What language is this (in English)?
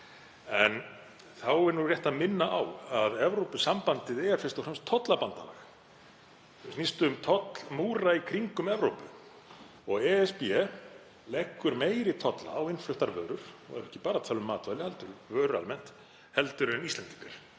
Icelandic